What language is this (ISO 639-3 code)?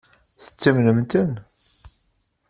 kab